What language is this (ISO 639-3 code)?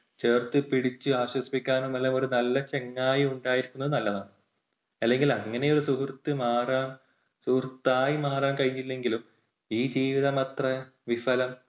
mal